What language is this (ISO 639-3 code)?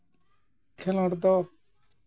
sat